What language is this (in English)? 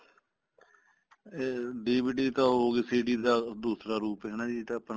Punjabi